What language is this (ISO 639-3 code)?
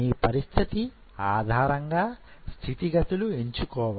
tel